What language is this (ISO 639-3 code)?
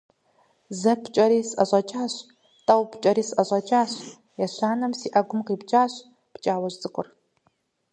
kbd